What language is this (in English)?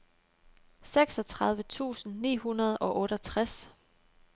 Danish